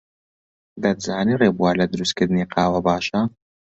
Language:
Central Kurdish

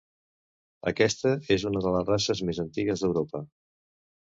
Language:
Catalan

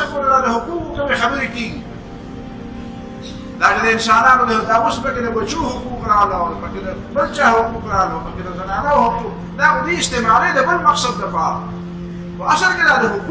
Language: Arabic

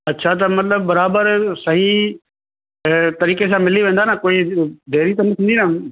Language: Sindhi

